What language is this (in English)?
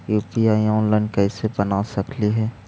Magahi